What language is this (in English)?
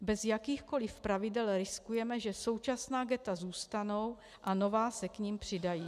Czech